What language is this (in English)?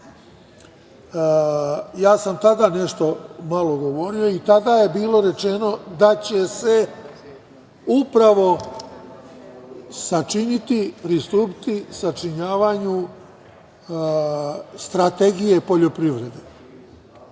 Serbian